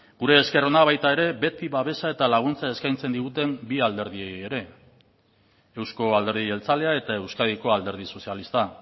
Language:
Basque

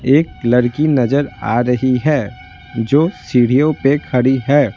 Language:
Hindi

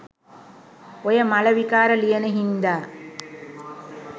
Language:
Sinhala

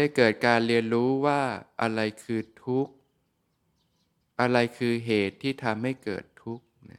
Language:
Thai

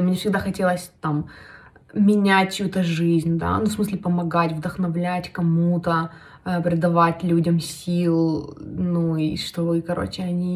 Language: Russian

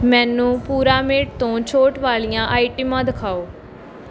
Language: Punjabi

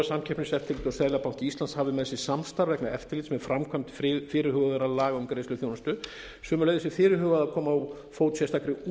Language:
Icelandic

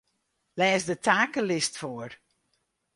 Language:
Western Frisian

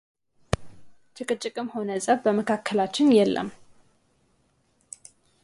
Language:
Amharic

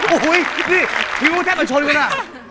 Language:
Thai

